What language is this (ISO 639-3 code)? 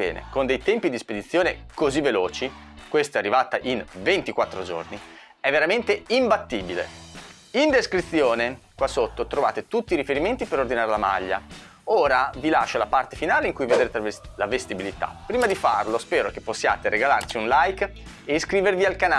ita